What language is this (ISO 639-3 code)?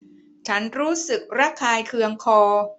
tha